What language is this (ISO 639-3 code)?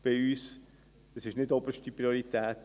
gsw